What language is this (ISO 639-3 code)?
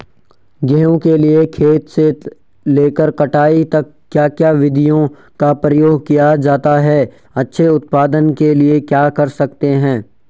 hin